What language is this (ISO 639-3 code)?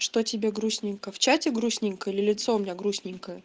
rus